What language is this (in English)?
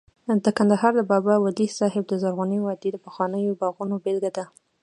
Pashto